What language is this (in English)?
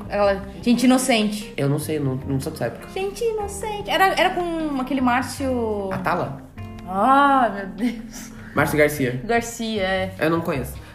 Portuguese